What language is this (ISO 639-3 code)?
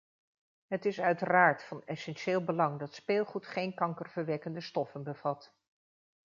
nld